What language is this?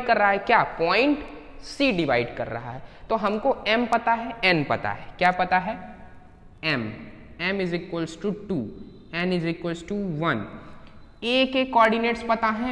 Hindi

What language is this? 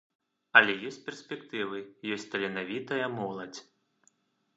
Belarusian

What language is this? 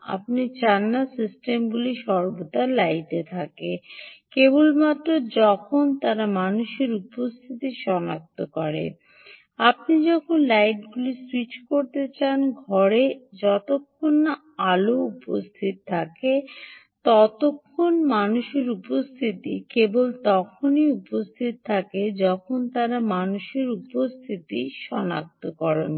Bangla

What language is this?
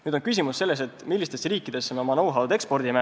Estonian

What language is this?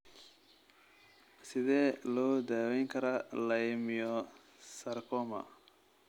Somali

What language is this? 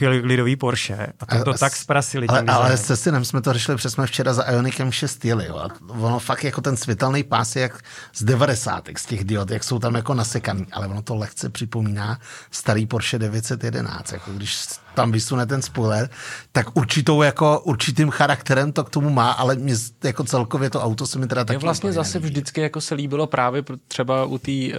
Czech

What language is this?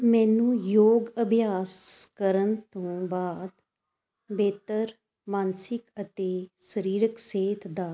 Punjabi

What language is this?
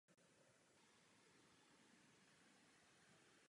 Czech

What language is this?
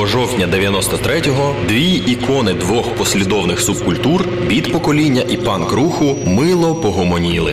Ukrainian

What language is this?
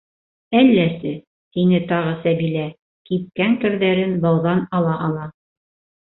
Bashkir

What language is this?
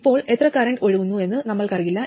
Malayalam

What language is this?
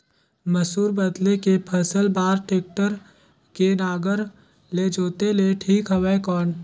Chhattisgarhi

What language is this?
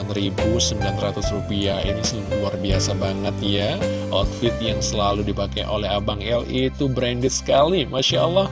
Indonesian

